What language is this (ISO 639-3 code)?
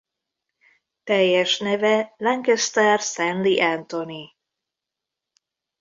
hun